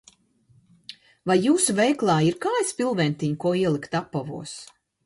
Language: Latvian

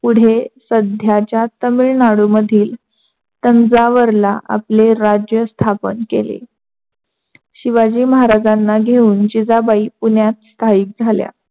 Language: Marathi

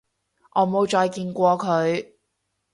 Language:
Cantonese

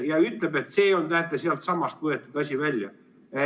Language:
Estonian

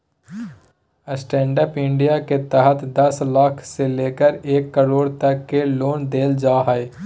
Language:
Magahi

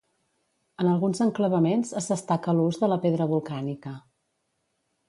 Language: Catalan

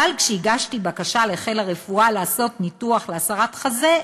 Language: Hebrew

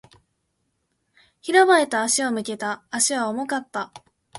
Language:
Japanese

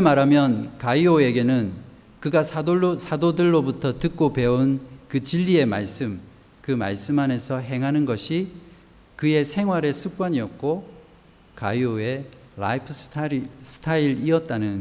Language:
Korean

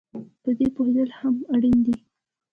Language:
Pashto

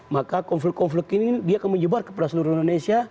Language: Indonesian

